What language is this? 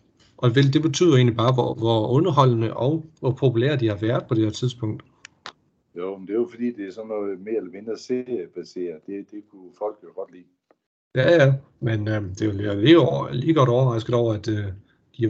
Danish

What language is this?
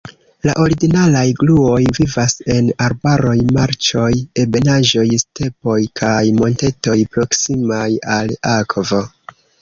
Esperanto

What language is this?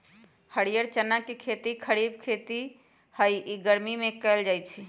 Magahi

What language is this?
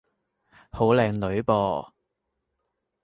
Cantonese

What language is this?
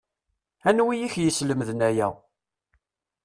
Kabyle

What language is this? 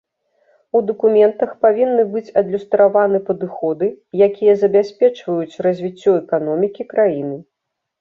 Belarusian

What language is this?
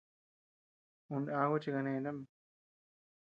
Tepeuxila Cuicatec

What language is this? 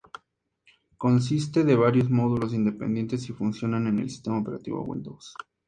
Spanish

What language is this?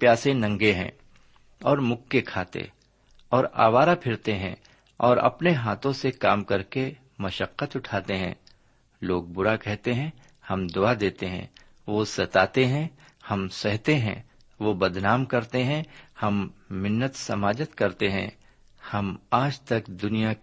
Urdu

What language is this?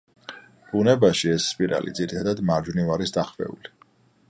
Georgian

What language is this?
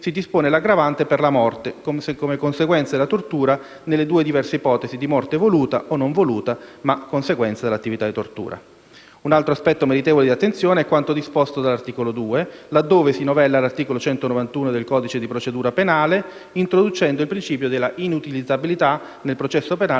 Italian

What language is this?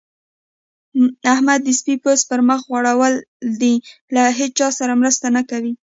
Pashto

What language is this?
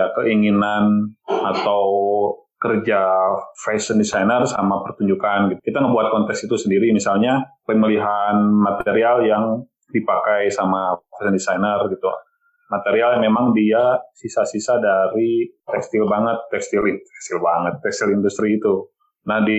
Indonesian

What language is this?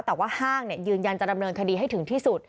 Thai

